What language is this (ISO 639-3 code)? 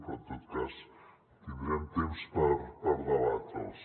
cat